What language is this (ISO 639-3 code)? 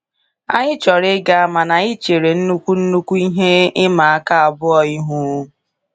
ibo